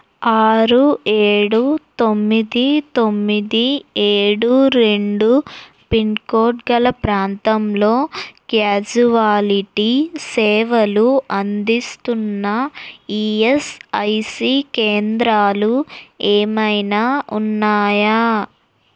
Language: Telugu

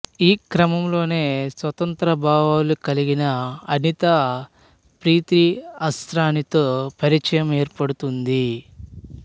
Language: Telugu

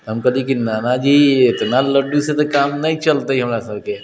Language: Maithili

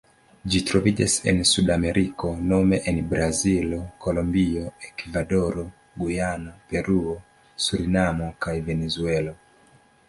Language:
Esperanto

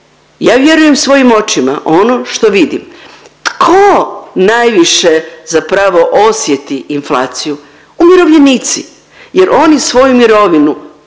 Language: Croatian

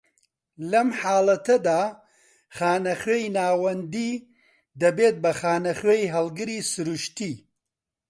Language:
Central Kurdish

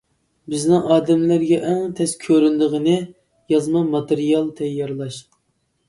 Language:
Uyghur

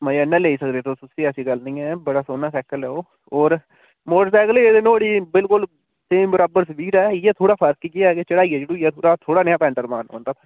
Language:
Dogri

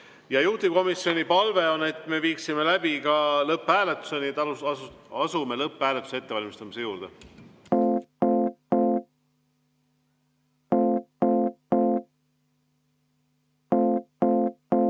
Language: Estonian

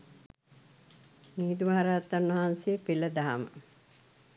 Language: Sinhala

